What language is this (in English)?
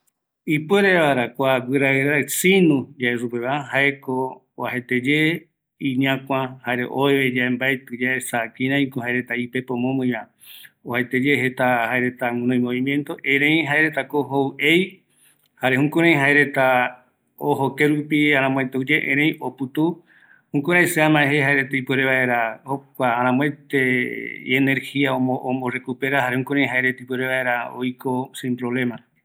Eastern Bolivian Guaraní